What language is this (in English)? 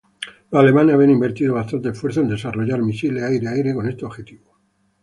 Spanish